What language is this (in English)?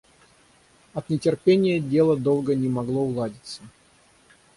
Russian